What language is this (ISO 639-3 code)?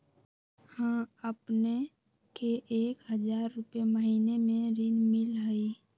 mag